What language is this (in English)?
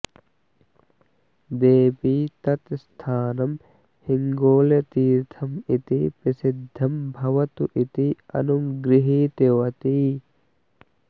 Sanskrit